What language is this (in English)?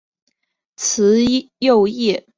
Chinese